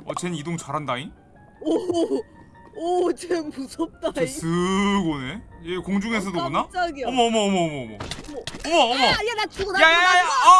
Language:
Korean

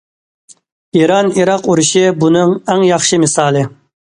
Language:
Uyghur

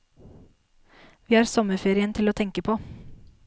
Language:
Norwegian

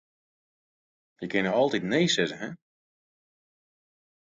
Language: Western Frisian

